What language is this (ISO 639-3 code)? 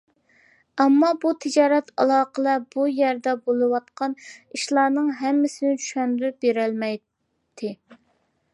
uig